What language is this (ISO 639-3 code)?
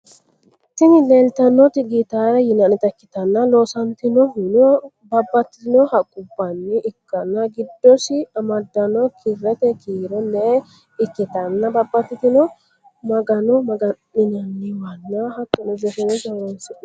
sid